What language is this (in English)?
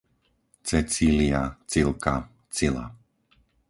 Slovak